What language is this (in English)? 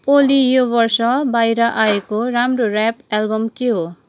Nepali